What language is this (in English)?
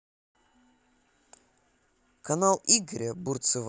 Russian